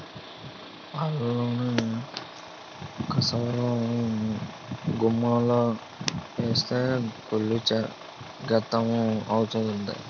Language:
Telugu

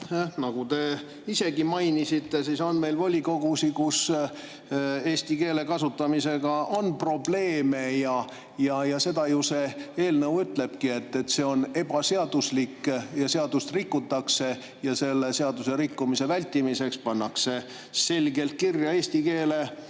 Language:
Estonian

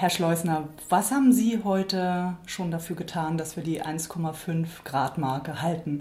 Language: German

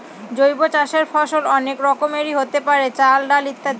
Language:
Bangla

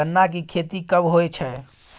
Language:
Maithili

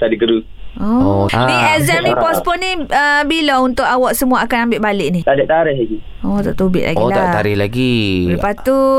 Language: Malay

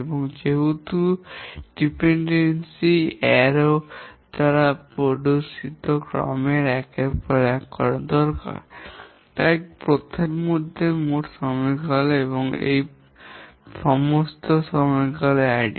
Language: Bangla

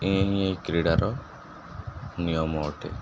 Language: Odia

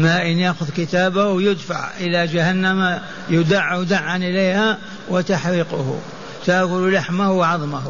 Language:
Arabic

